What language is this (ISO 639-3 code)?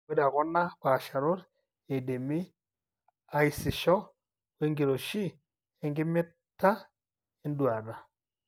mas